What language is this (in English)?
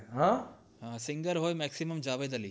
Gujarati